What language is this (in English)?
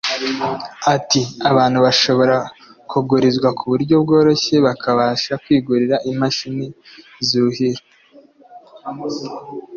Kinyarwanda